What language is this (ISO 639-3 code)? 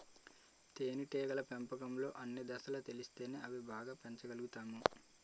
tel